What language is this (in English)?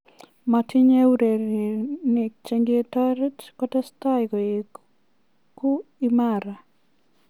Kalenjin